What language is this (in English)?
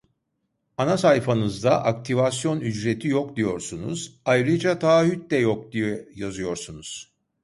Turkish